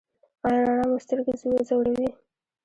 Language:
Pashto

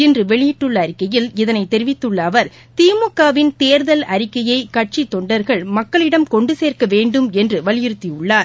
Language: Tamil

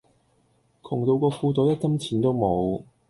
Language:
Cantonese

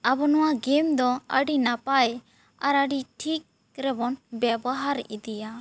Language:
Santali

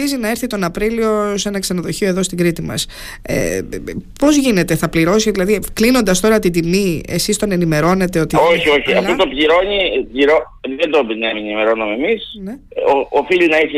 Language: Greek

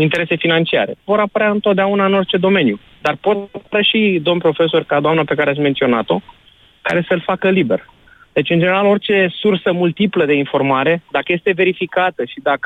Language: Romanian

